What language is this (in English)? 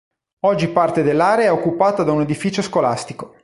Italian